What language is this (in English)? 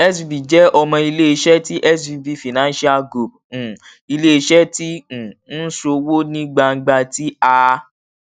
Yoruba